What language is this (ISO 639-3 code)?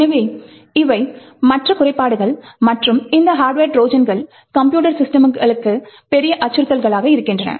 tam